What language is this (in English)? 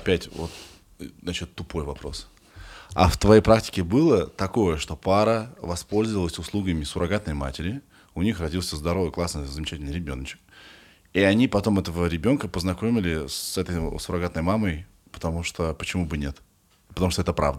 Russian